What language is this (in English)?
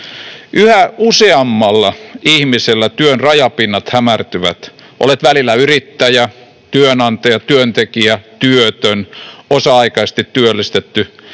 Finnish